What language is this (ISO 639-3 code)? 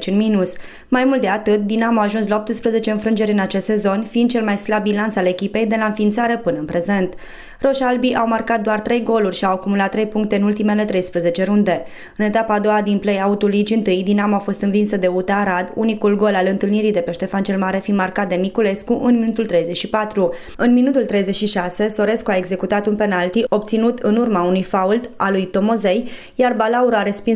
ron